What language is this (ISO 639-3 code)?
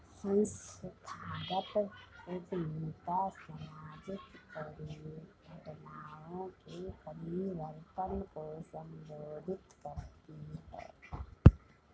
hin